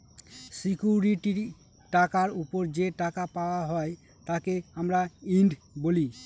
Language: Bangla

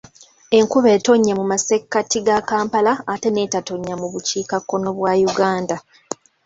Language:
Ganda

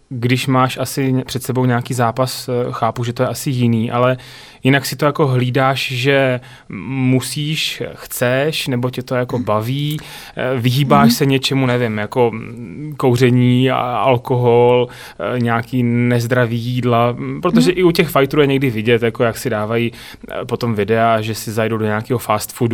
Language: Czech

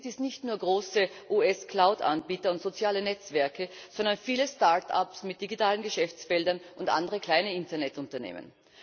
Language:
German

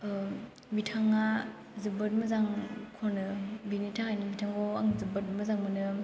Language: Bodo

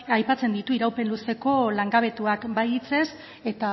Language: Basque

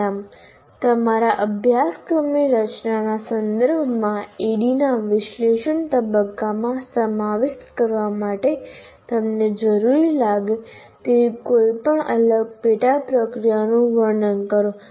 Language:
Gujarati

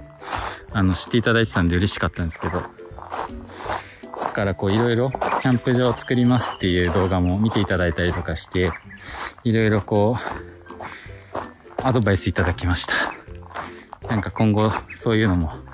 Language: Japanese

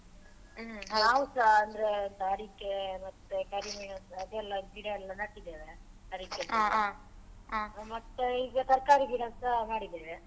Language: Kannada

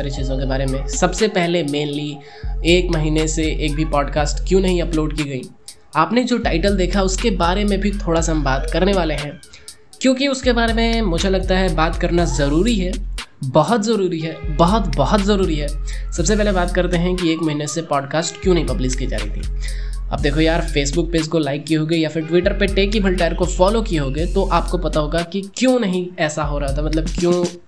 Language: Hindi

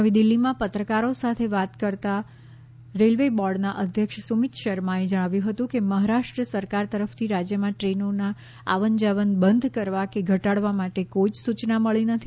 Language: Gujarati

